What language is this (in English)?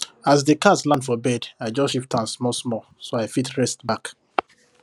Nigerian Pidgin